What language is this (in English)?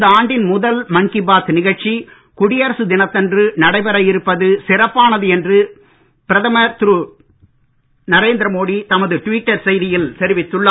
Tamil